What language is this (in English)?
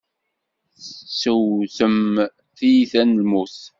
Kabyle